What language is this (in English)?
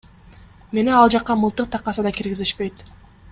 Kyrgyz